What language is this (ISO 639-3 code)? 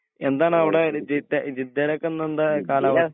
mal